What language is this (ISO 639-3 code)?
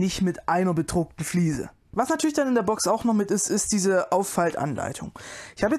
deu